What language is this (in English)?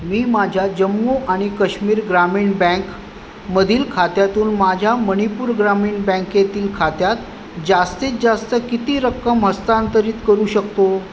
Marathi